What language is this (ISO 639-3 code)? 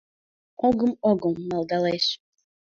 chm